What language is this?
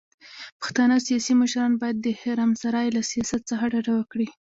Pashto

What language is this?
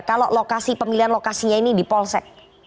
Indonesian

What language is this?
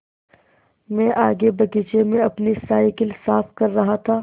Hindi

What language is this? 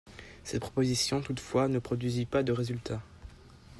French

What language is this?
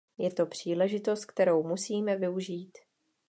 Czech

